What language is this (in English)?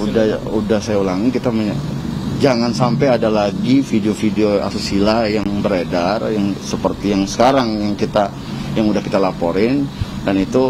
Indonesian